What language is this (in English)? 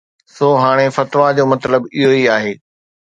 Sindhi